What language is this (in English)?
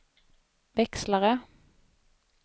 Swedish